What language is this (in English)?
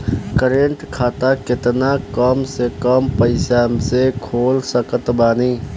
Bhojpuri